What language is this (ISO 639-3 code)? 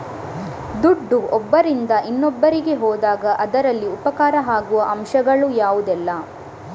kan